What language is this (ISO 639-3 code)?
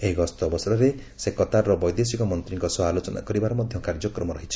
ori